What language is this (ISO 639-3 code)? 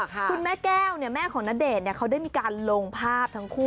tha